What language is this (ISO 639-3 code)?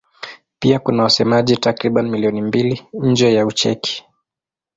swa